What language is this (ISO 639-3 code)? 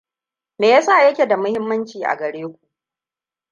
hau